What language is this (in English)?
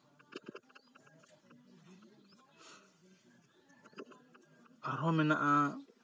Santali